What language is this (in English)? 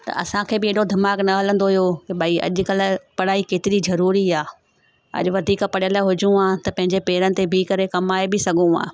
Sindhi